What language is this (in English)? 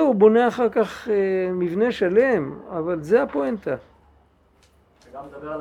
Hebrew